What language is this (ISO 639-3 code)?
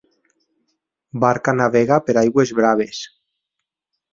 cat